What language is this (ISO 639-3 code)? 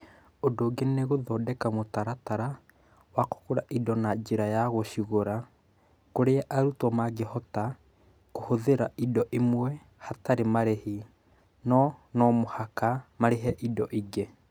kik